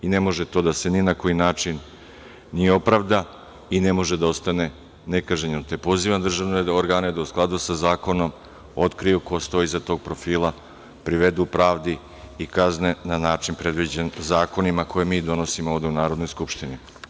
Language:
Serbian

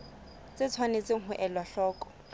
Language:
Southern Sotho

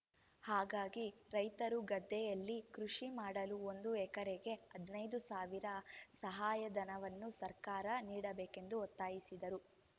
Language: Kannada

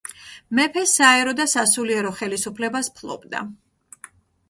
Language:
Georgian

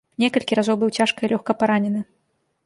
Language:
Belarusian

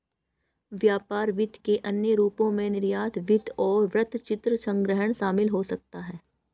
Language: Hindi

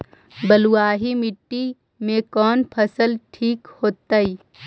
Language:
Magahi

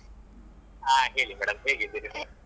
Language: Kannada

